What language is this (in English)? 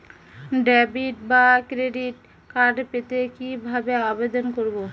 Bangla